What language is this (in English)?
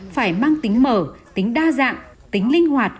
Vietnamese